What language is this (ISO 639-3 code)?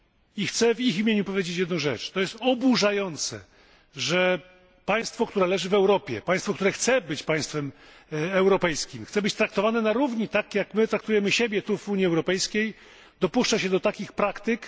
pol